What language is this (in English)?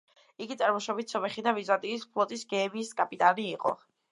Georgian